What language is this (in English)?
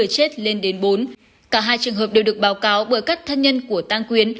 Vietnamese